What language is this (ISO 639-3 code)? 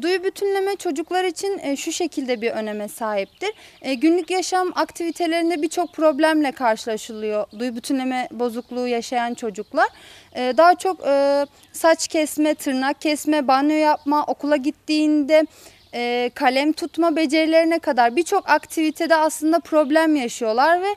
tur